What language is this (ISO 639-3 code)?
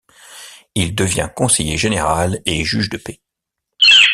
fra